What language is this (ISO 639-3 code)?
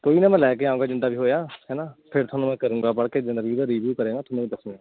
pan